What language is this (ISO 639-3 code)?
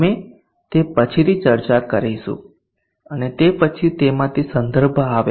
guj